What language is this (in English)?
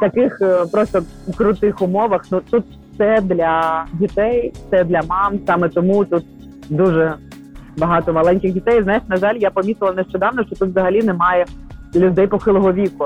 Ukrainian